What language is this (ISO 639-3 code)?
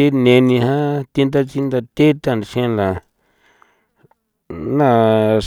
pow